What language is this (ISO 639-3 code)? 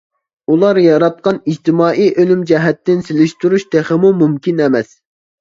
uig